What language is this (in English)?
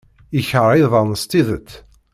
Kabyle